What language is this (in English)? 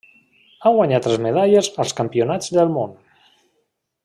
Catalan